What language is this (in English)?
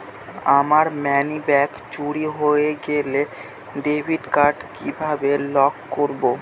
Bangla